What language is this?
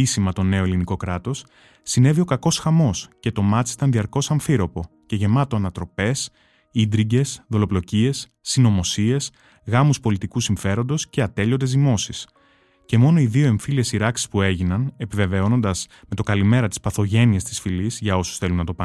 Greek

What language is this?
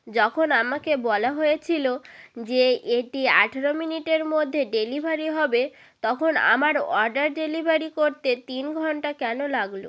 Bangla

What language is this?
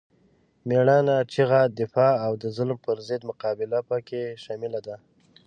Pashto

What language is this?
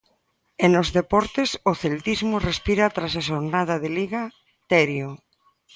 Galician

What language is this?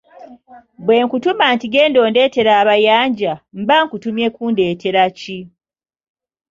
Ganda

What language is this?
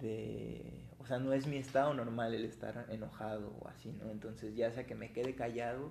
Spanish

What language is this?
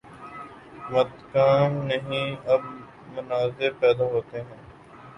Urdu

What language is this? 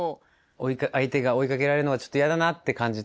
Japanese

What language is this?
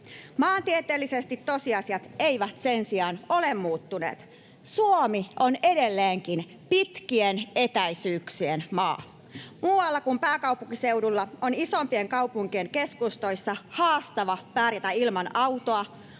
Finnish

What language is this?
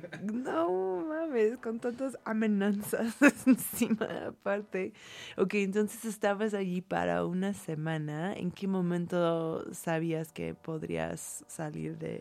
Spanish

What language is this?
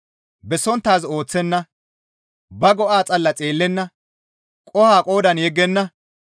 Gamo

